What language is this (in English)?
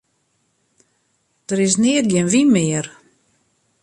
Western Frisian